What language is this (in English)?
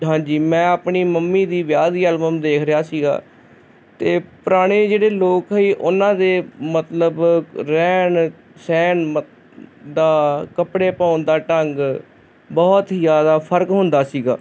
Punjabi